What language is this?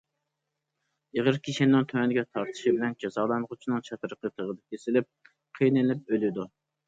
Uyghur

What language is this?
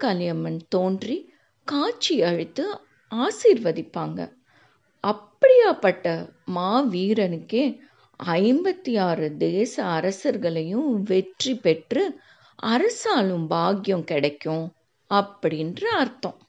Tamil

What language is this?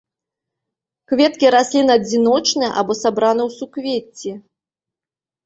Belarusian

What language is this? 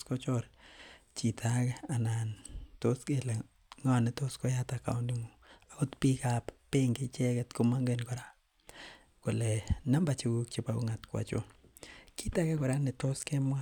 Kalenjin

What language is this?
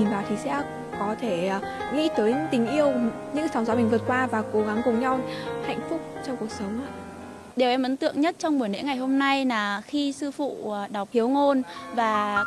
Vietnamese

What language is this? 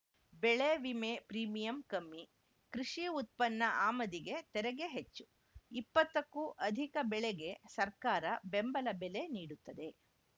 Kannada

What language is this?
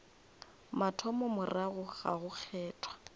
Northern Sotho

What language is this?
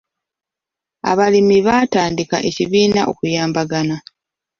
Ganda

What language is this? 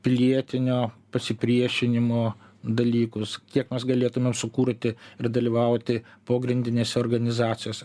Lithuanian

